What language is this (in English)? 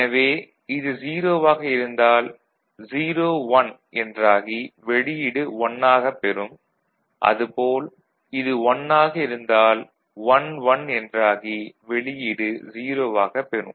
Tamil